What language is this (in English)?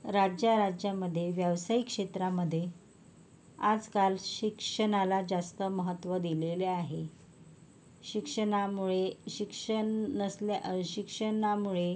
Marathi